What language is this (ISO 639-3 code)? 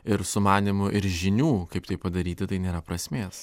lit